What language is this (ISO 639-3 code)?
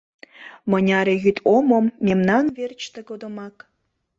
chm